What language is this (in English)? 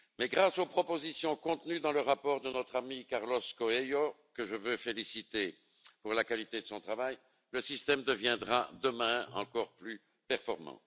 French